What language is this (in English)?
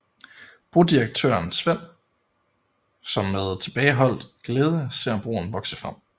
Danish